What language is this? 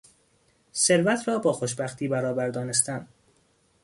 Persian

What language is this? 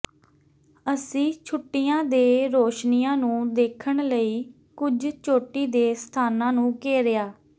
Punjabi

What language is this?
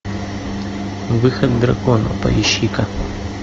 Russian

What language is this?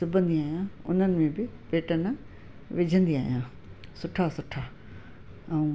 Sindhi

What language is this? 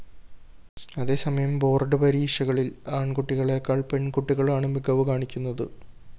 Malayalam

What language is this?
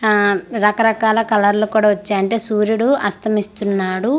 Telugu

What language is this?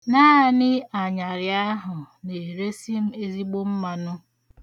Igbo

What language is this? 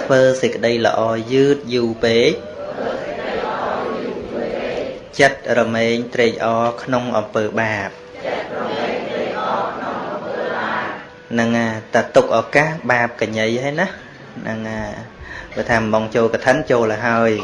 Vietnamese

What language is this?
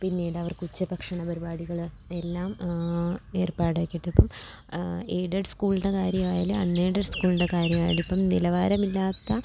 Malayalam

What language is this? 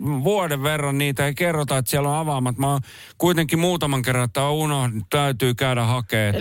Finnish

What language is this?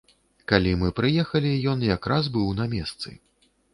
Belarusian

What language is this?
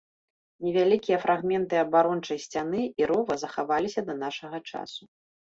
Belarusian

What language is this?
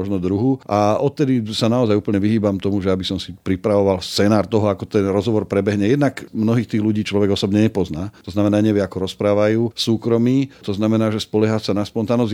Slovak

